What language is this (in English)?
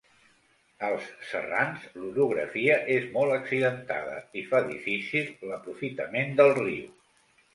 Catalan